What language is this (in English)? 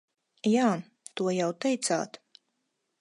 Latvian